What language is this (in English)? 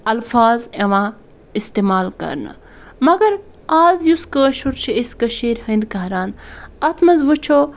Kashmiri